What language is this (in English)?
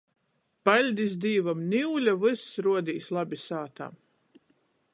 Latgalian